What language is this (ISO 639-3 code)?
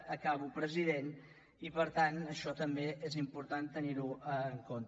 cat